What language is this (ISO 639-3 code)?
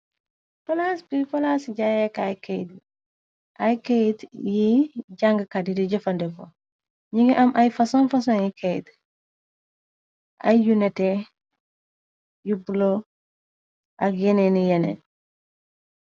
wol